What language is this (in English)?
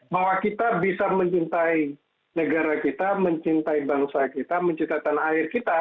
Indonesian